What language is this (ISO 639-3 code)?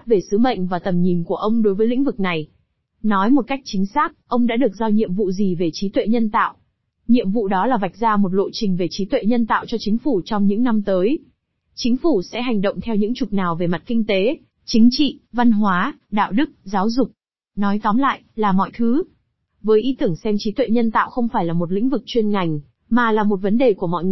vie